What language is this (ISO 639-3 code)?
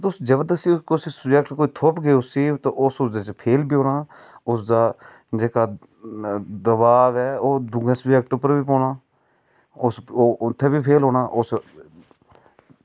doi